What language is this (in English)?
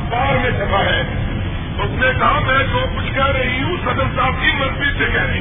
Urdu